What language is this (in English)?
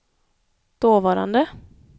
Swedish